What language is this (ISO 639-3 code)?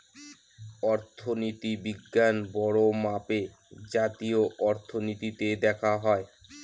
ben